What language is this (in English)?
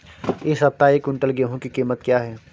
Hindi